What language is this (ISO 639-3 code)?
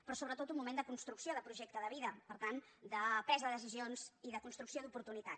cat